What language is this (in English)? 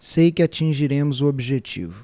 Portuguese